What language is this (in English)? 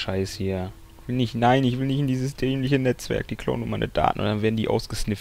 German